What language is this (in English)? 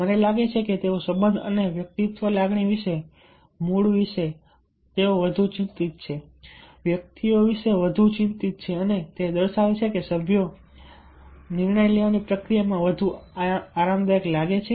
Gujarati